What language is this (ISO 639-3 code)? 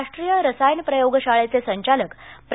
mar